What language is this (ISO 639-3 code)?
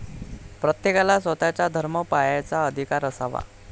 mar